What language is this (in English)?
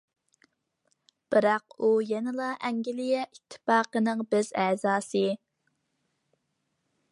Uyghur